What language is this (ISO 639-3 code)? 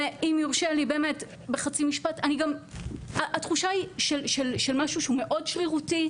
heb